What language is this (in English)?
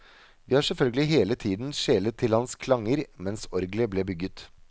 Norwegian